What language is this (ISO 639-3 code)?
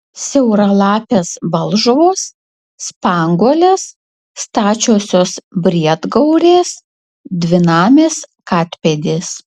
lit